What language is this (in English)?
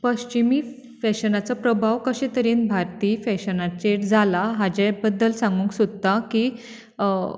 Konkani